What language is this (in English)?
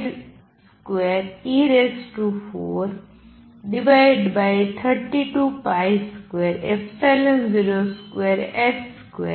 Gujarati